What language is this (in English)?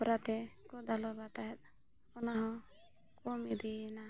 Santali